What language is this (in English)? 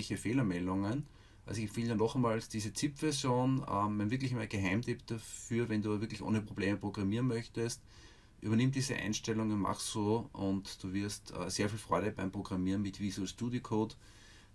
German